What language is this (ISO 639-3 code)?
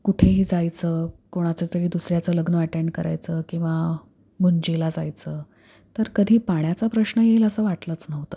mar